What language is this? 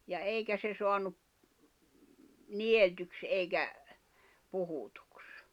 Finnish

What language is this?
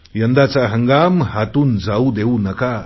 Marathi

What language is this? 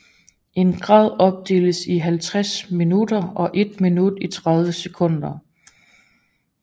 Danish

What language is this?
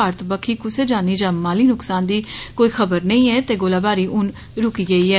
Dogri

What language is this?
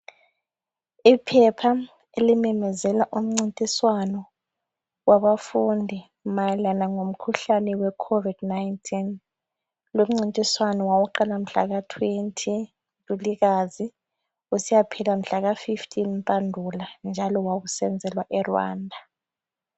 North Ndebele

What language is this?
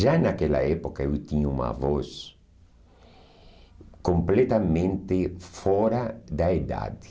Portuguese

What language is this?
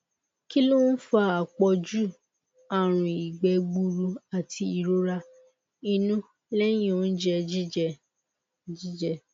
Yoruba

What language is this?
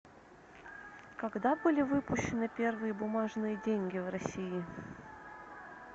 Russian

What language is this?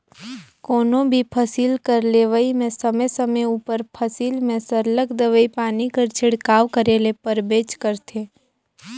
Chhattisgarhi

